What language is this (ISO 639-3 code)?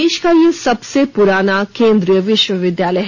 hin